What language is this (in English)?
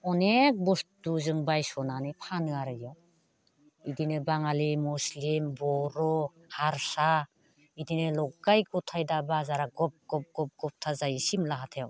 Bodo